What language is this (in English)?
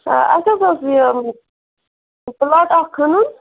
Kashmiri